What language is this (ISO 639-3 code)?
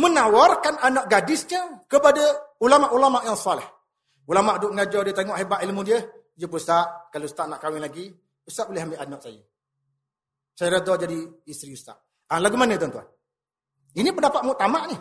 msa